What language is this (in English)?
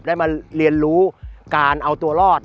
Thai